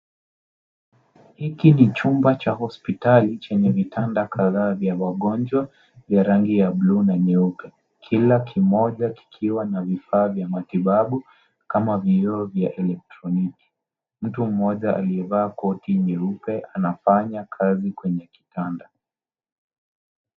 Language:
Swahili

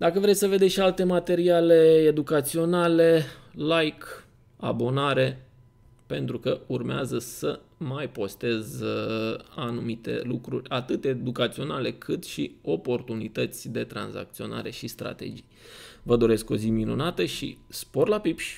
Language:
Romanian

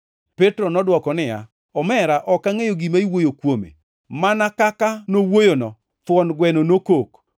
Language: Luo (Kenya and Tanzania)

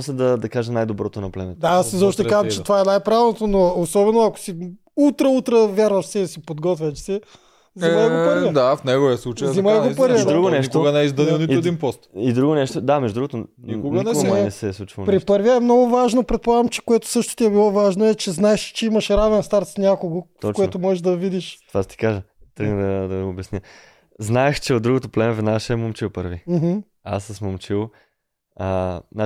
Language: Bulgarian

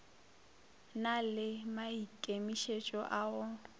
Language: Northern Sotho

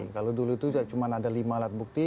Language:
Indonesian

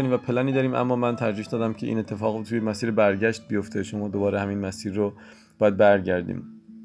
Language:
Persian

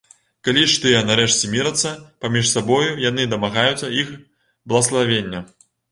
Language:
Belarusian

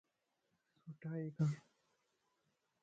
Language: Lasi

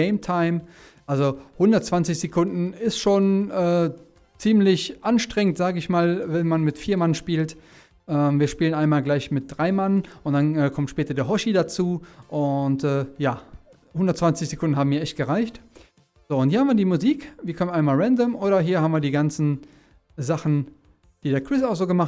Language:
German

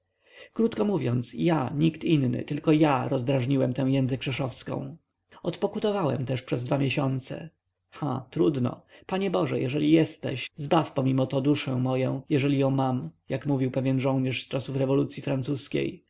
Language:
Polish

